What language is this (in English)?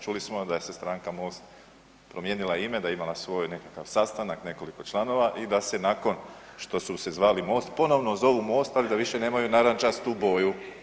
Croatian